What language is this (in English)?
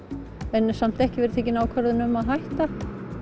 Icelandic